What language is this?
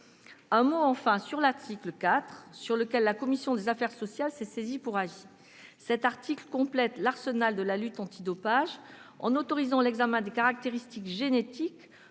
French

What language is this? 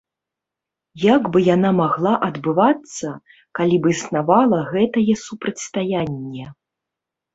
Belarusian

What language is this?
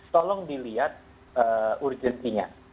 Indonesian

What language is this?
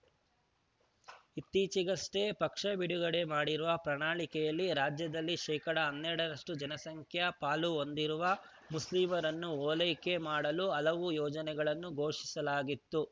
Kannada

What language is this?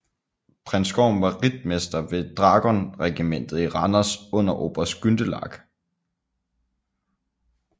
Danish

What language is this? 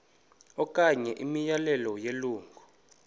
Xhosa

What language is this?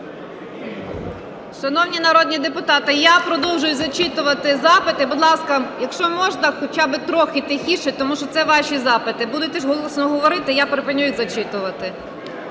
Ukrainian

